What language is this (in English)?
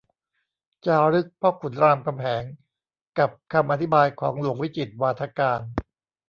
Thai